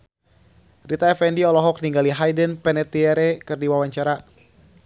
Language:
Sundanese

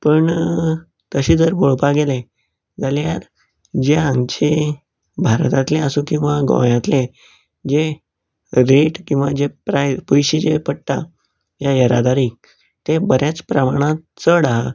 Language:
Konkani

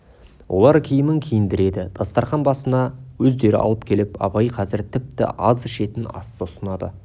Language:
Kazakh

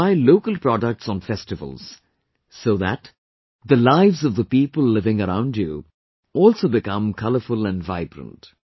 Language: English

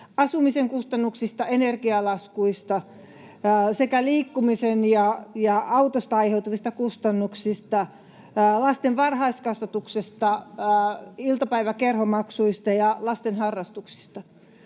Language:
Finnish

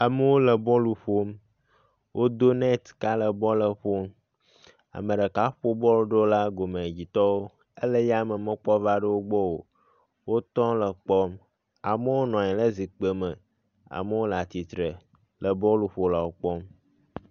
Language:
Ewe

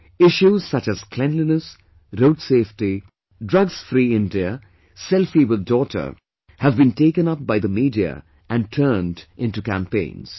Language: English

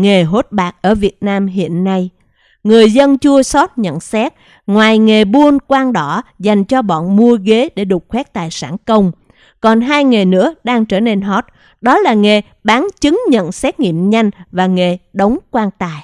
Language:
Vietnamese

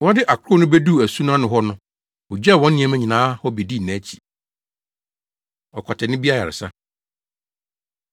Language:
Akan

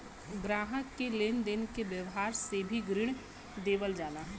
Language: Bhojpuri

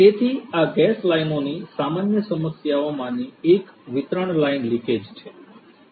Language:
Gujarati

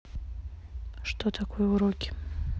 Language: Russian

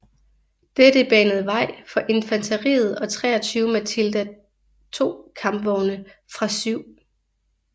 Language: Danish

